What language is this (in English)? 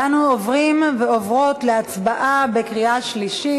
Hebrew